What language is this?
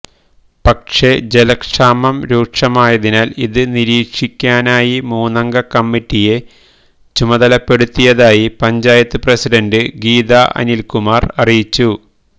Malayalam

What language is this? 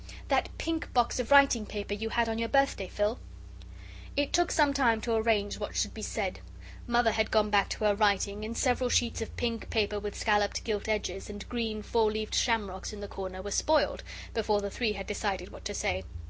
English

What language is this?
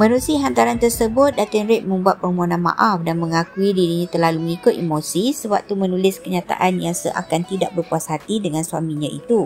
Malay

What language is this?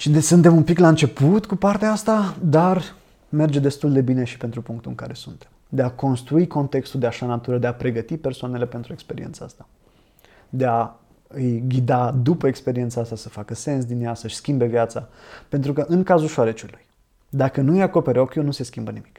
Romanian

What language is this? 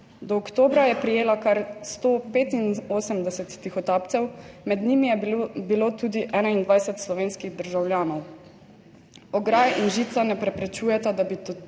Slovenian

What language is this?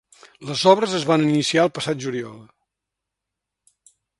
Catalan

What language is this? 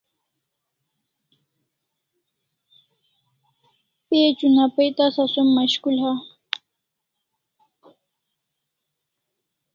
Kalasha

